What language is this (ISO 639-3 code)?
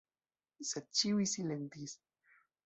epo